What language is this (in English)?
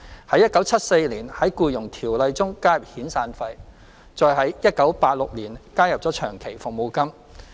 Cantonese